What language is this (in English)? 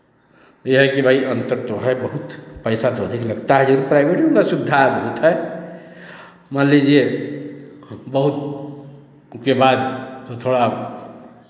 Hindi